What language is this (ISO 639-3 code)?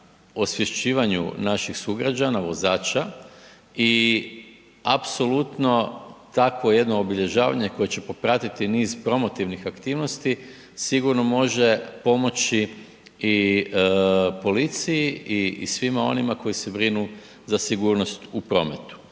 hrv